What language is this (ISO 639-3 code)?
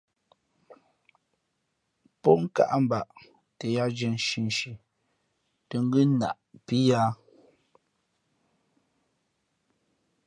fmp